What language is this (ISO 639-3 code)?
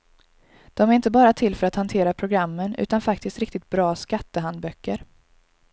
swe